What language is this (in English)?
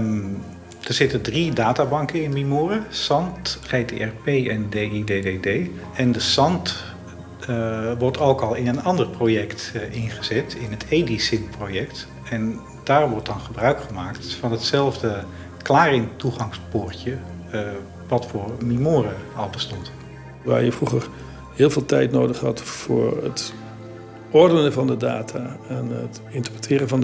Dutch